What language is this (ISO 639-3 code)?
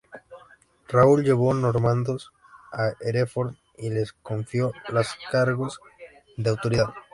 spa